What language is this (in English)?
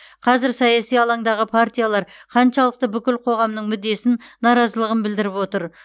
Kazakh